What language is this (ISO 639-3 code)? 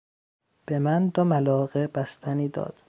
fas